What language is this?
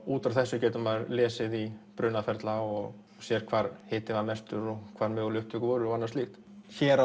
Icelandic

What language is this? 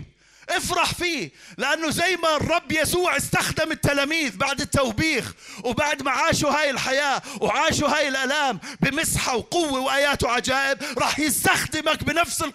Arabic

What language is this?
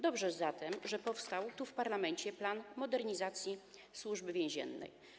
Polish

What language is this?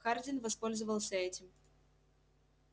Russian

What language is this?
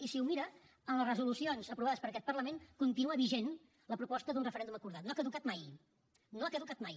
Catalan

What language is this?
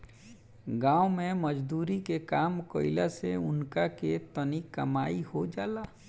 Bhojpuri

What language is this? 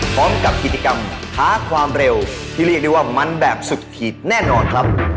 Thai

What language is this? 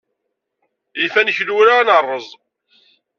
Kabyle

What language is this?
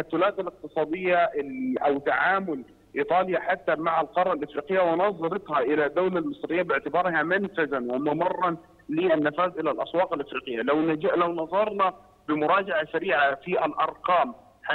Arabic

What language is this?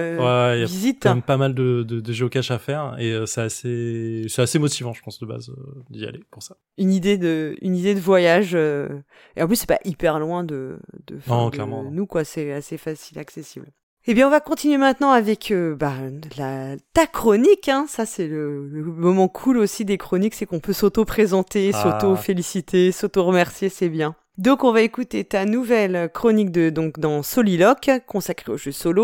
French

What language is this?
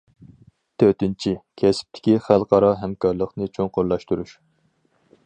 Uyghur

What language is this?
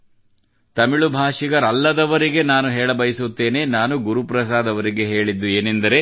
Kannada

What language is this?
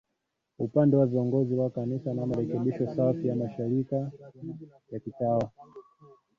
Swahili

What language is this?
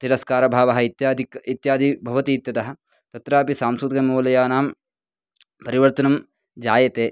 Sanskrit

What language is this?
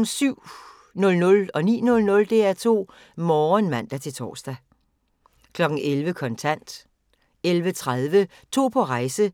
Danish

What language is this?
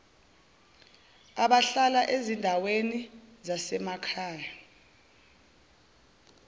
Zulu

